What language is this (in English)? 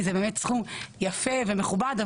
Hebrew